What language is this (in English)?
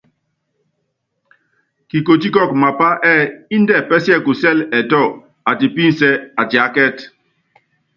Yangben